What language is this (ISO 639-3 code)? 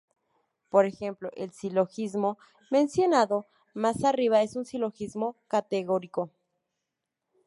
spa